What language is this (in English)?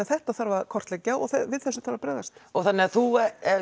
Icelandic